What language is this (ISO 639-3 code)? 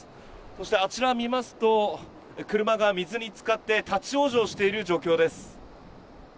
jpn